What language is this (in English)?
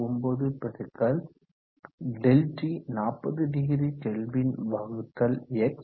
Tamil